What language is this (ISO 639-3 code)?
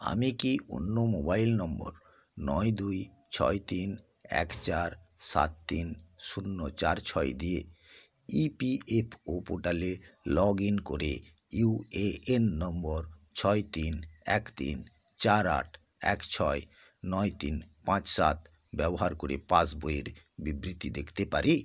ben